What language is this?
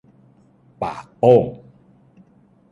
Thai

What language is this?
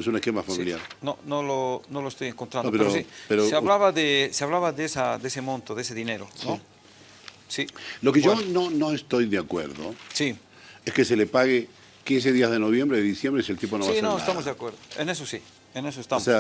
Spanish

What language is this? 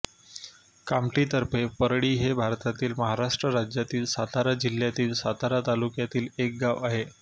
Marathi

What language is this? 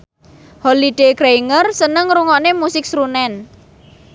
Javanese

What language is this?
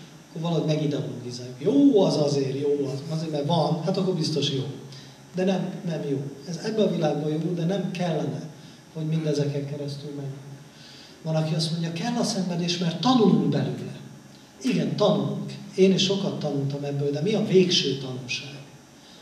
Hungarian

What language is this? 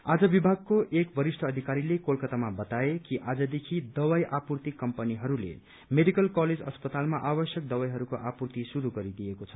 Nepali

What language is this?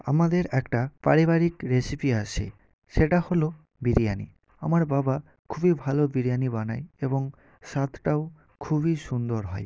Bangla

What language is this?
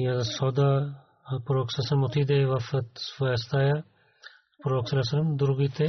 Bulgarian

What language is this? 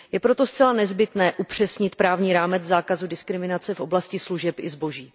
Czech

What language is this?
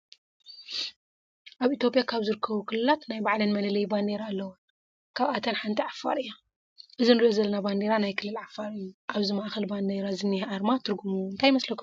Tigrinya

